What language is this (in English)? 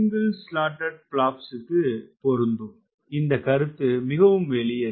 Tamil